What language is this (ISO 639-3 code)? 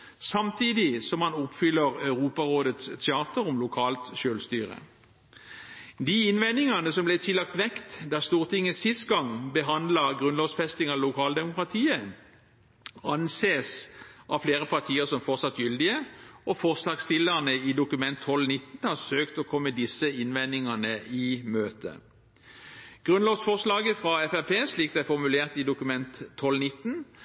nob